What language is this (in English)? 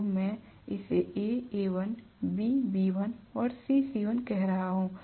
Hindi